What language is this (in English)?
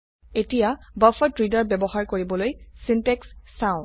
Assamese